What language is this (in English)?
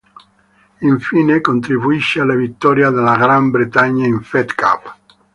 Italian